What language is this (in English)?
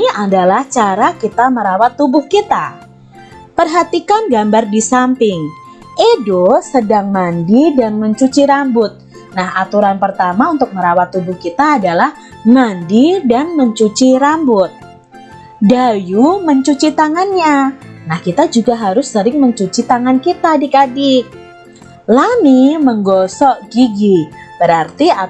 Indonesian